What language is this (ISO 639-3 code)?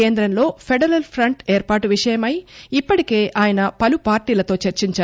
tel